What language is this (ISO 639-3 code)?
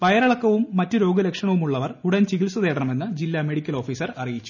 mal